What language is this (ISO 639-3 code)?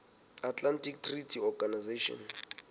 sot